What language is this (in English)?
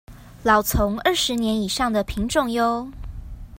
Chinese